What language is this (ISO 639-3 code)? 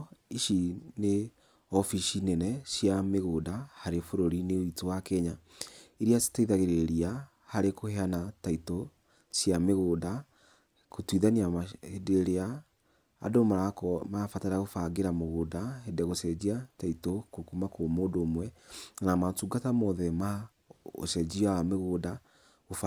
kik